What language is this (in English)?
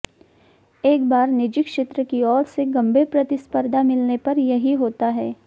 Hindi